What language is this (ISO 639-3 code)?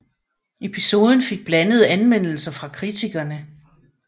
dan